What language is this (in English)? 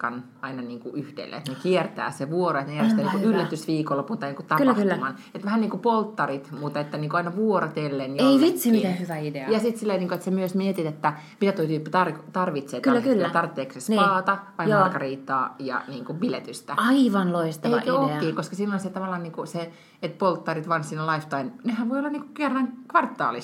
Finnish